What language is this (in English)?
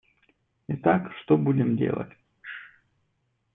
Russian